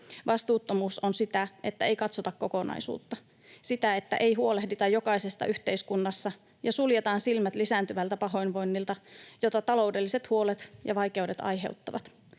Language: Finnish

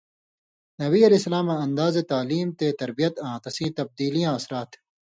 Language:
Indus Kohistani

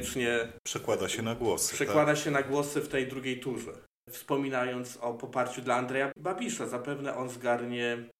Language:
Polish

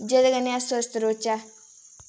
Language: Dogri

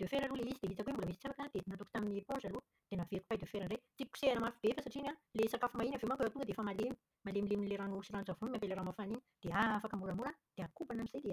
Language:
Malagasy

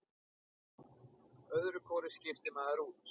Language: Icelandic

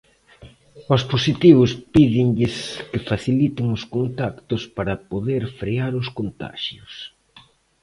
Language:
Galician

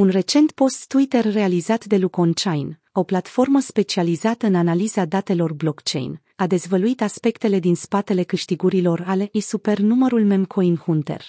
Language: Romanian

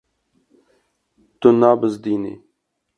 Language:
Kurdish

